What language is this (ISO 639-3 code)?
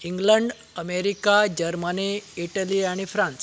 kok